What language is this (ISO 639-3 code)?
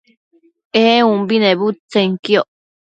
mcf